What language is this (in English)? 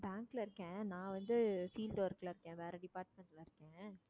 Tamil